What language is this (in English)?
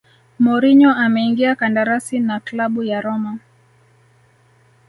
Swahili